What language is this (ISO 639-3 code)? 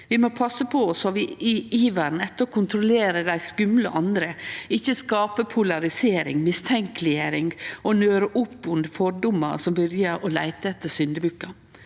nor